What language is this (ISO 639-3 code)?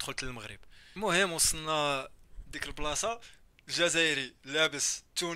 ara